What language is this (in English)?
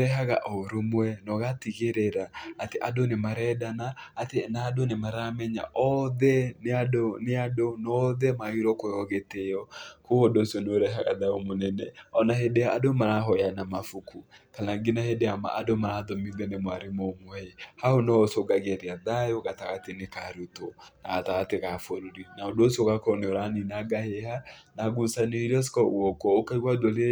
Kikuyu